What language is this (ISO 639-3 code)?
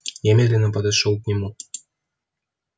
rus